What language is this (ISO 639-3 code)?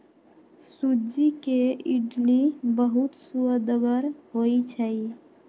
mag